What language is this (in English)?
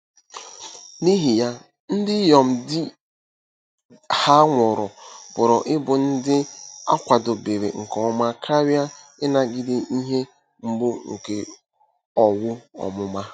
Igbo